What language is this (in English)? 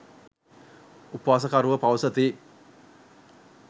Sinhala